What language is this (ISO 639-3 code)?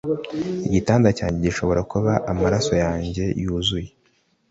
kin